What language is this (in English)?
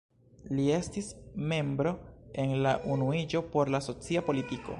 Esperanto